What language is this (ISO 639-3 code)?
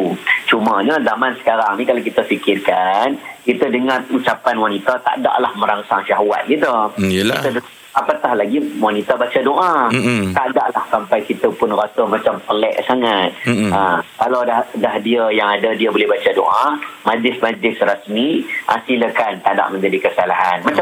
msa